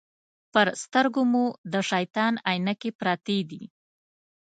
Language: Pashto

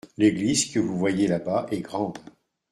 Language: French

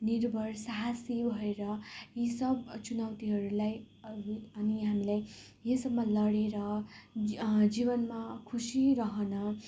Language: Nepali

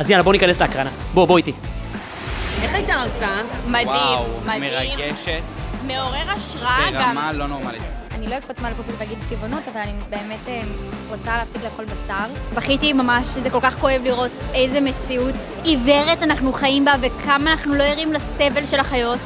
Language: Hebrew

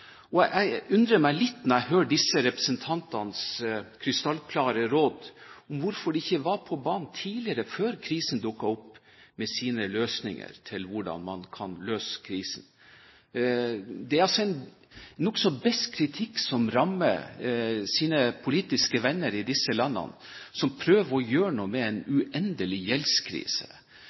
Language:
Norwegian Bokmål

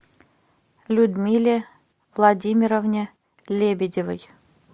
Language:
Russian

